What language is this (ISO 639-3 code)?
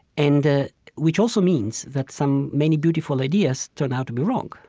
eng